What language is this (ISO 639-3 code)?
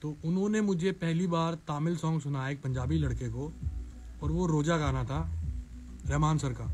hin